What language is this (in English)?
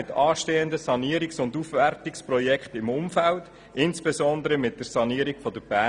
Swiss German